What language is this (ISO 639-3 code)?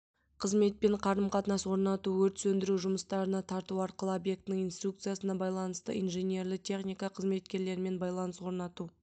kaz